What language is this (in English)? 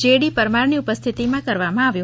Gujarati